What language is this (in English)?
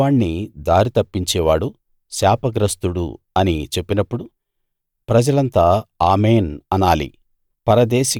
Telugu